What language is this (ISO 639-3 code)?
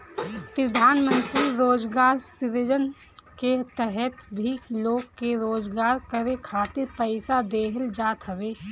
bho